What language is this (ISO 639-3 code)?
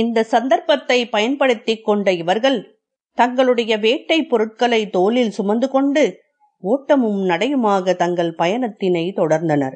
tam